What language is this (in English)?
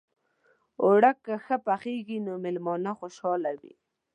Pashto